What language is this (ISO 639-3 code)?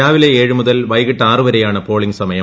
mal